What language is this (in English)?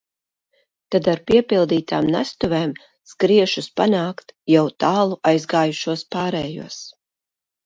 Latvian